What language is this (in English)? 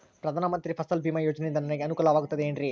Kannada